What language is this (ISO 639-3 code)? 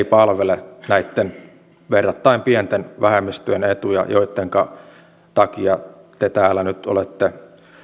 fin